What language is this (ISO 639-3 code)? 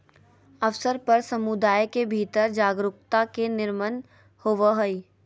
mag